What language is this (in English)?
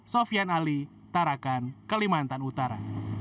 Indonesian